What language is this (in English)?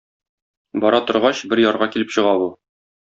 Tatar